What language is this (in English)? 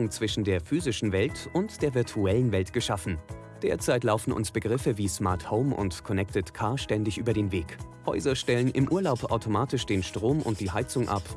German